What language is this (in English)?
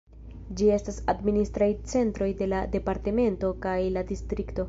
Esperanto